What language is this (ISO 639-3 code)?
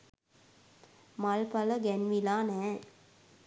sin